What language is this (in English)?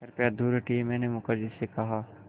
Hindi